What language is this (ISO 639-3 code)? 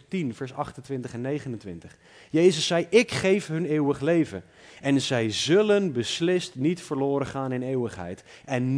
nld